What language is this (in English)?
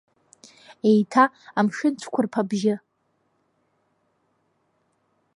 Abkhazian